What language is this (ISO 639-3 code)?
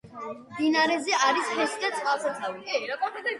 kat